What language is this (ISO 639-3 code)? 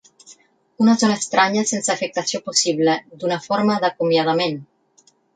cat